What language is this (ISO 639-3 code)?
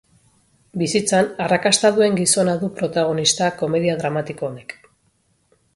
eus